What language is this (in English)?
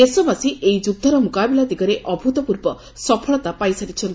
Odia